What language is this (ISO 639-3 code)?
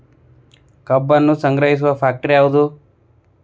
kan